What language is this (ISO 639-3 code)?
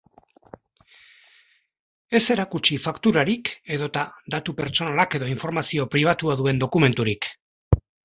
eus